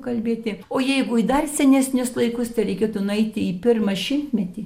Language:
Lithuanian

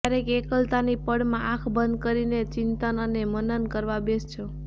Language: Gujarati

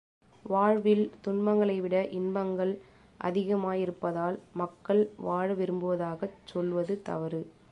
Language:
Tamil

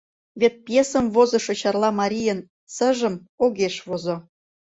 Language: Mari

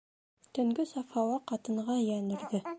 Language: Bashkir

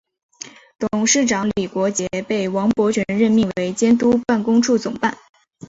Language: Chinese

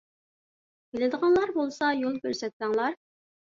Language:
Uyghur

